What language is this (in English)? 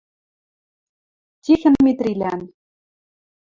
Western Mari